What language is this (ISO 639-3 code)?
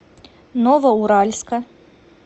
rus